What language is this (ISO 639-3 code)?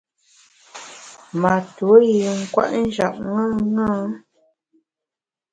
bax